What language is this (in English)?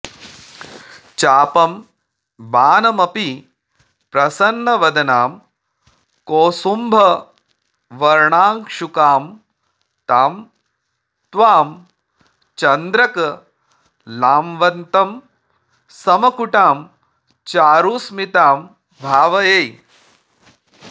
Sanskrit